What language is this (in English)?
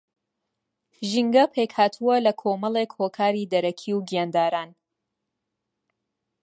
Central Kurdish